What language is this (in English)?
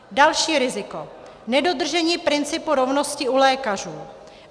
Czech